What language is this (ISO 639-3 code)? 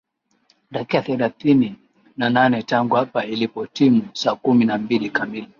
swa